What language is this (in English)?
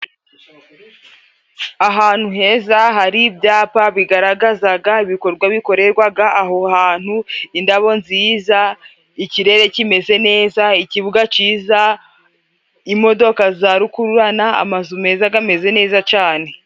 Kinyarwanda